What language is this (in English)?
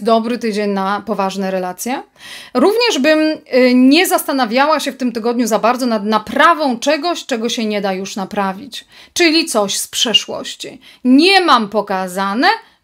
Polish